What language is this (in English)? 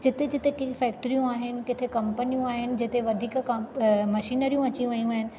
Sindhi